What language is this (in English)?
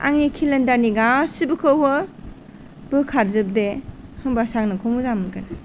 Bodo